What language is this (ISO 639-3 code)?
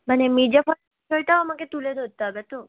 ben